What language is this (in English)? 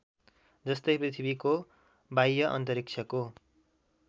Nepali